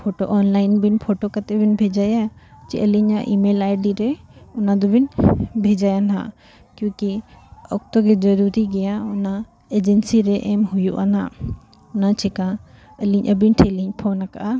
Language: Santali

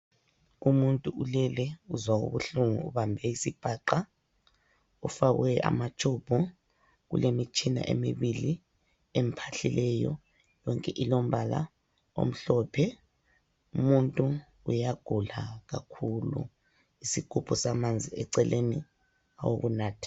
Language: North Ndebele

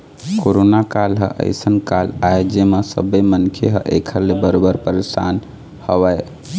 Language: Chhattisgarhi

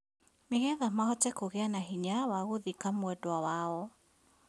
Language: Kikuyu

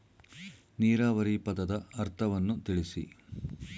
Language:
Kannada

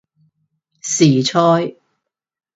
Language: Cantonese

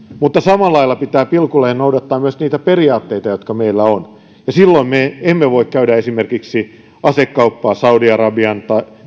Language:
Finnish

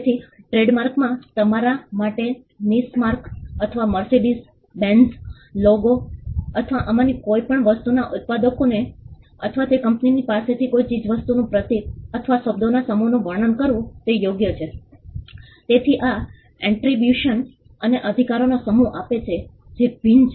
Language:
Gujarati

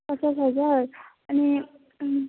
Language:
Nepali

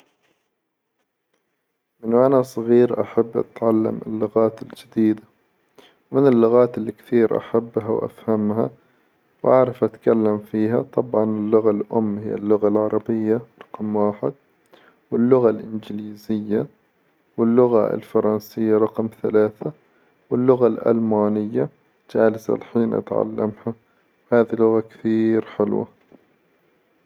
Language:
Hijazi Arabic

